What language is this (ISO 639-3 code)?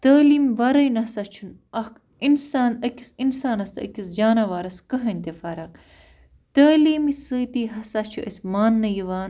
kas